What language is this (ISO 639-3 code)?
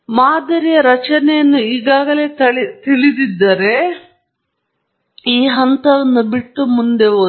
kan